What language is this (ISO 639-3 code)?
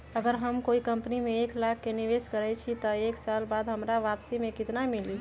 mag